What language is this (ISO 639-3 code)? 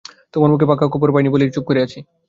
ben